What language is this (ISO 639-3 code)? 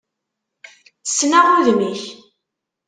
kab